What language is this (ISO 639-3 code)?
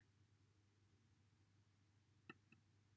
cym